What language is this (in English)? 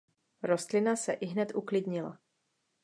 Czech